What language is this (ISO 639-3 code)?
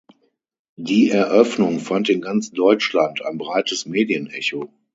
deu